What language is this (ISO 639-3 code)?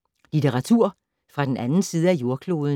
dan